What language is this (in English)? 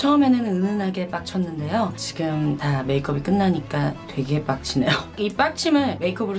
Korean